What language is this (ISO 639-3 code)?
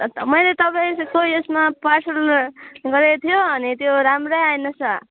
nep